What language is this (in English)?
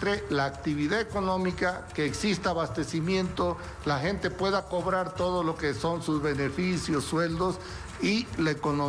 Spanish